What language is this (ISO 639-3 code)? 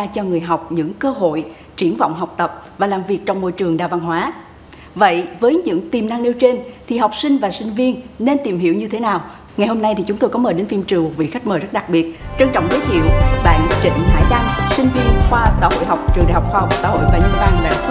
vie